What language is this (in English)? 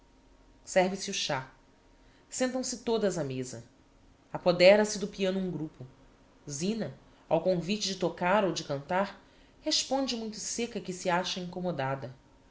Portuguese